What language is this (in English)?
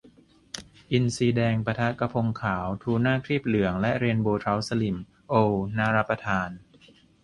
Thai